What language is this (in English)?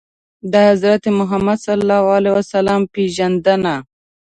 Pashto